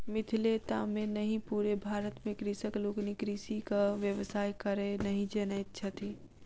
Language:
Maithili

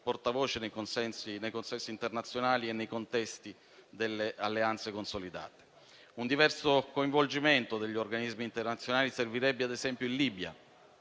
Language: Italian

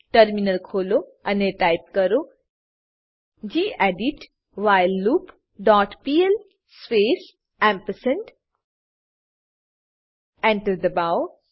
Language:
Gujarati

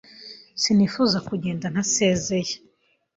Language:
Kinyarwanda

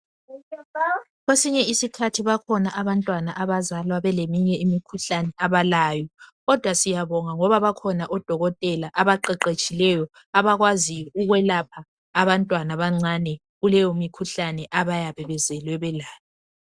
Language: North Ndebele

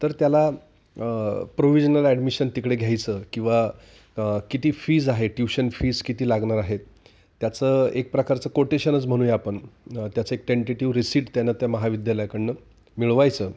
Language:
Marathi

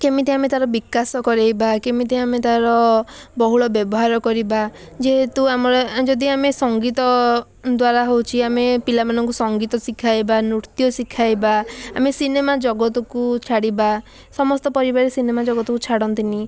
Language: Odia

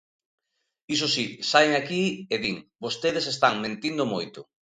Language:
Galician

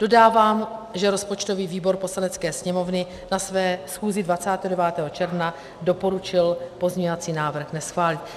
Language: Czech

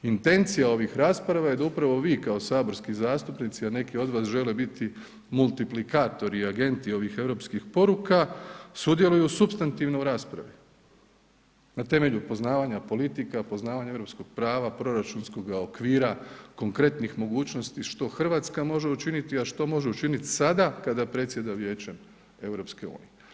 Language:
Croatian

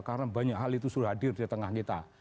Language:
Indonesian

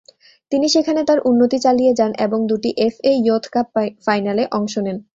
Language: Bangla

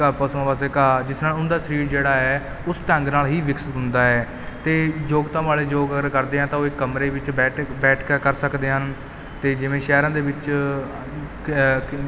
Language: Punjabi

